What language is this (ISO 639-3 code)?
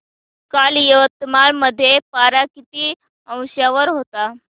mar